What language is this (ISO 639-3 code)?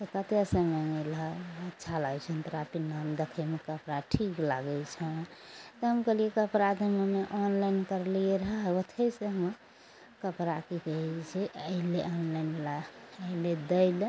mai